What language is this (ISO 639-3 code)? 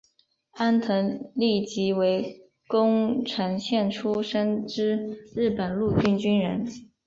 zho